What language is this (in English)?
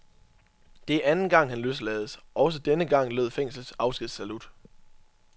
Danish